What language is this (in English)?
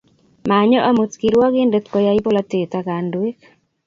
Kalenjin